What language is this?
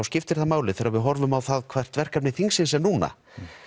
Icelandic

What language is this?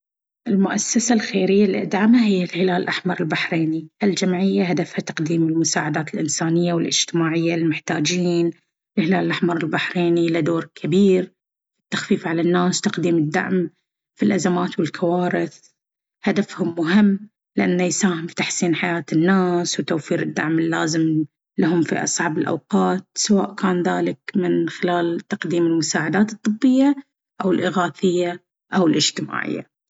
Baharna Arabic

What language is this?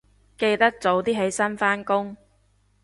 Cantonese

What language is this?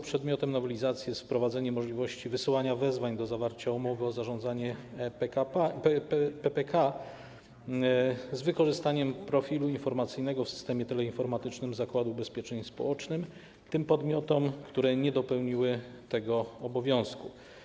Polish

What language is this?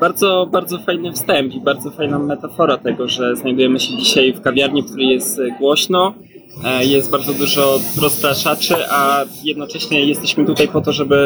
Polish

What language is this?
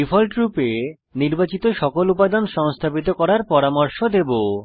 Bangla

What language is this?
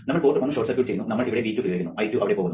Malayalam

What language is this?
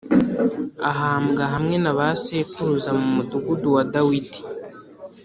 Kinyarwanda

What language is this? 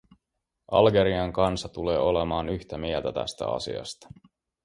Finnish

